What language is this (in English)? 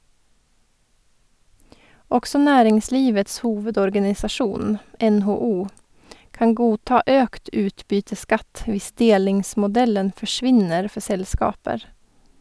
Norwegian